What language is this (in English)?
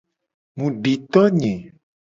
Gen